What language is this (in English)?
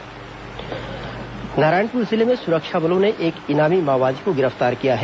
Hindi